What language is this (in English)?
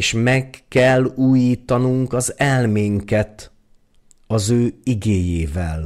Hungarian